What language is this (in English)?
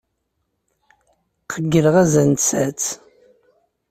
Kabyle